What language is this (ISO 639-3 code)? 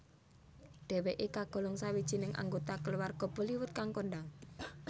jav